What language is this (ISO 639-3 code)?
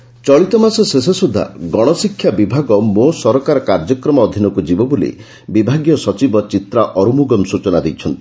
ori